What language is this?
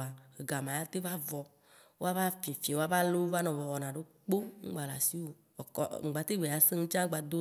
Waci Gbe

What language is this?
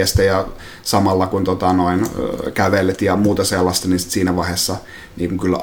Finnish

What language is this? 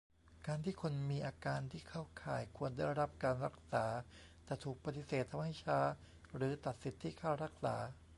Thai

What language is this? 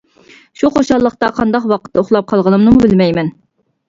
Uyghur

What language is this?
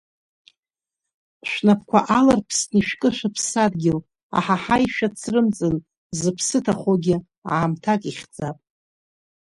Abkhazian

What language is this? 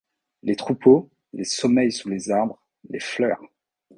French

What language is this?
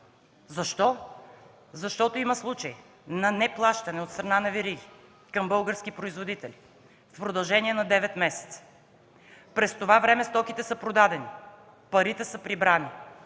Bulgarian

